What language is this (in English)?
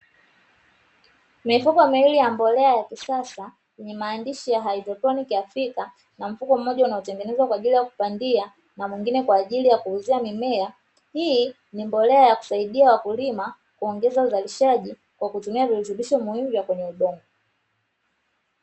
Swahili